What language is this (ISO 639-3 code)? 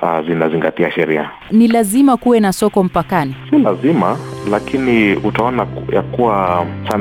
swa